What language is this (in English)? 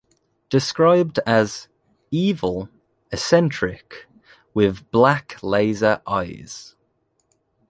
English